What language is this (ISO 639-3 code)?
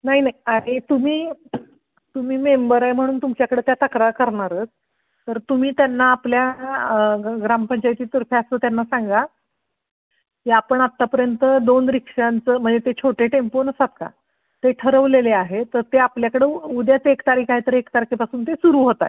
mar